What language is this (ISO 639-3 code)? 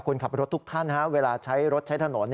tha